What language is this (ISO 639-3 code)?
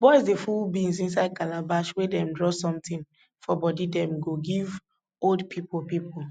pcm